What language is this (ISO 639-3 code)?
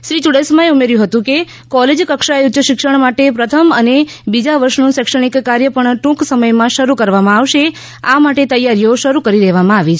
guj